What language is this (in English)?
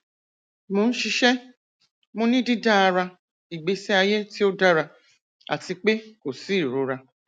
Yoruba